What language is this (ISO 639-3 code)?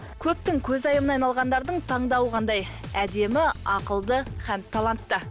kaz